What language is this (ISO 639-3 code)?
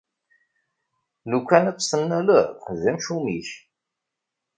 kab